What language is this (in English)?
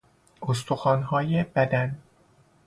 Persian